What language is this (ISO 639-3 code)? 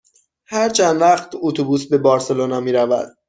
fas